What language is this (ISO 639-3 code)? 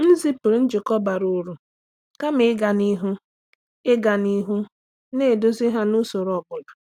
ibo